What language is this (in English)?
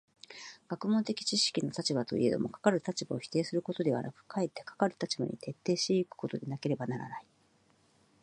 Japanese